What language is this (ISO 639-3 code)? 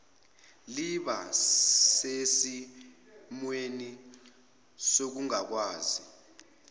zul